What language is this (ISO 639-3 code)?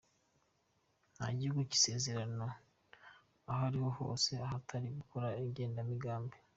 kin